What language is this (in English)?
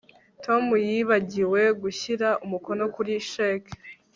Kinyarwanda